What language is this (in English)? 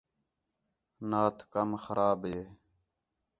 Khetrani